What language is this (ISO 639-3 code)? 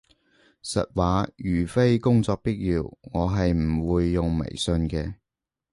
yue